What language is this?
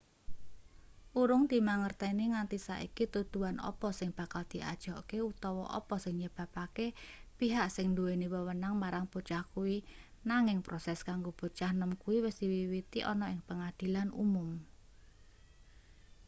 Javanese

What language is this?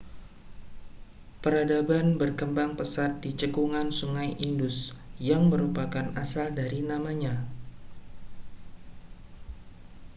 Indonesian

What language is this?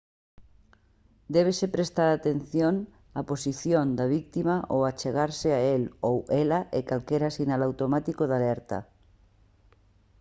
Galician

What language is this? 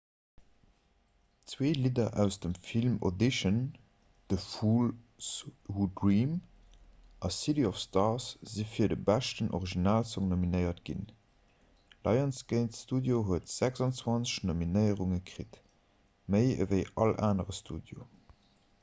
Luxembourgish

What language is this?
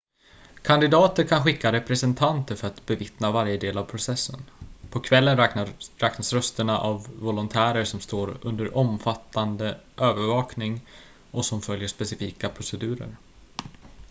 Swedish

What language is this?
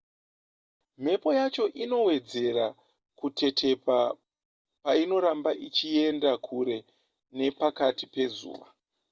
Shona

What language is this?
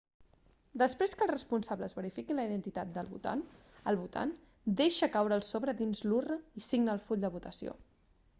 Catalan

